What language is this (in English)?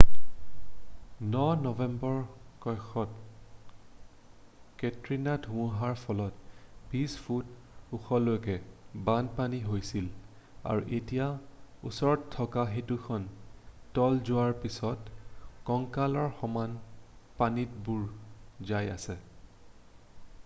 Assamese